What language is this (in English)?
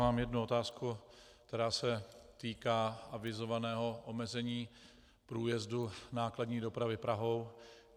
Czech